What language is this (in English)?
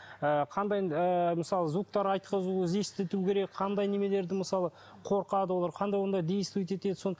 Kazakh